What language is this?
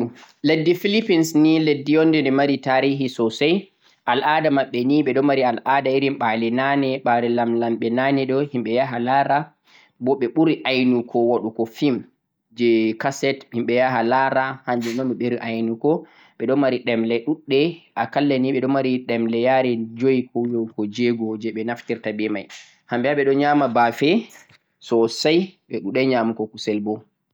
Central-Eastern Niger Fulfulde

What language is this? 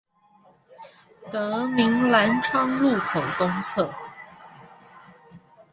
Chinese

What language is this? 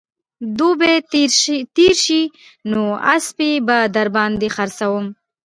Pashto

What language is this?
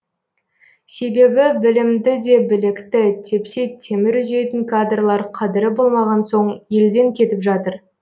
Kazakh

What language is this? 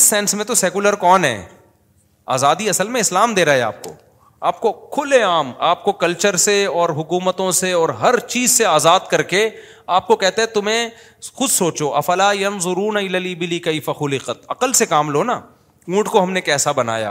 Urdu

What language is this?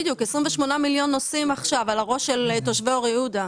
Hebrew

